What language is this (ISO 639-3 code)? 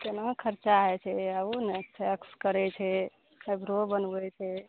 mai